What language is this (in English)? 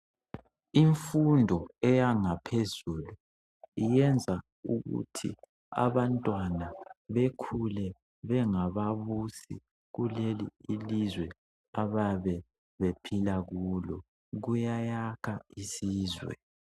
North Ndebele